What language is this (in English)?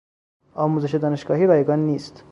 Persian